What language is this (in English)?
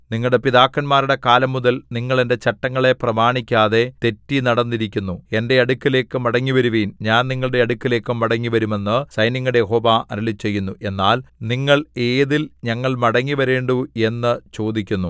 Malayalam